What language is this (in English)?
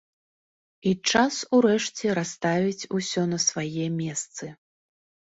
Belarusian